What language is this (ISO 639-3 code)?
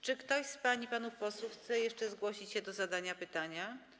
pol